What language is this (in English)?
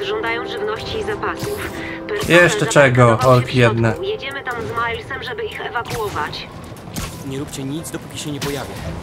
Polish